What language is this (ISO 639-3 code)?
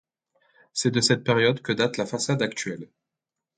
fra